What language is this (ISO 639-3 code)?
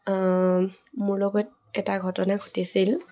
asm